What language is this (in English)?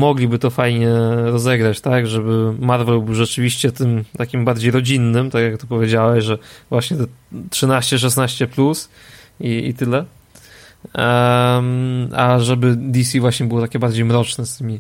Polish